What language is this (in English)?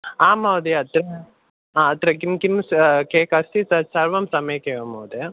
Sanskrit